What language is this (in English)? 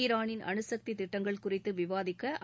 Tamil